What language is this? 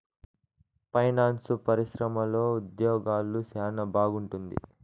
Telugu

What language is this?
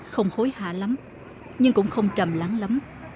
Vietnamese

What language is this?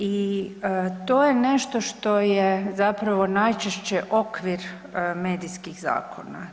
Croatian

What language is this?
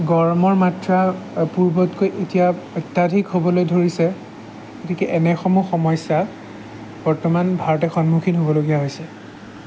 Assamese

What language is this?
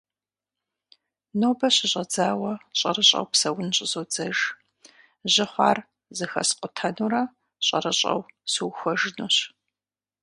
Kabardian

